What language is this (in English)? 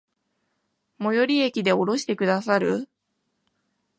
Japanese